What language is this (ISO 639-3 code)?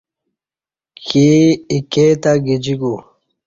bsh